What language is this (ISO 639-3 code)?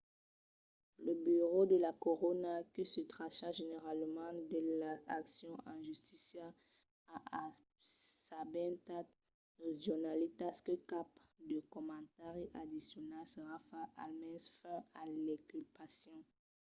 oci